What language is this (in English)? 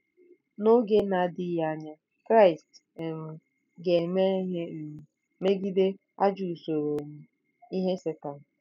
Igbo